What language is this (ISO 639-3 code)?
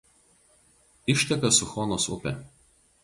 lit